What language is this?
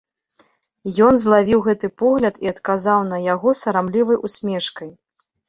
Belarusian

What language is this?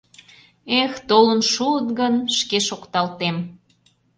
Mari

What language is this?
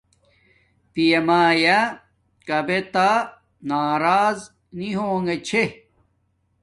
Domaaki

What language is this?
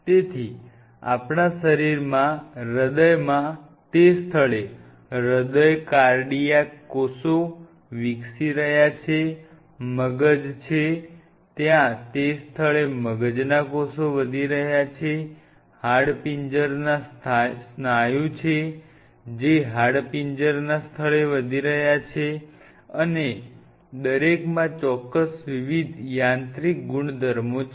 Gujarati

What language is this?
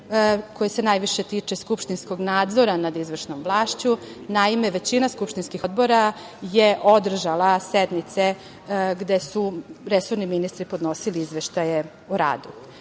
Serbian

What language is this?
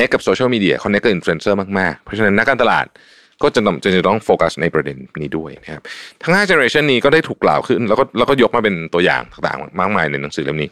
Thai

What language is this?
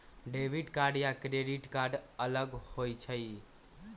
Magahi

